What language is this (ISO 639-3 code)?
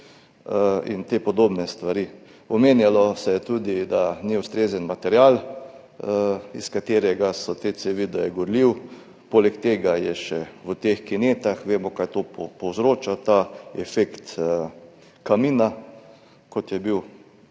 slv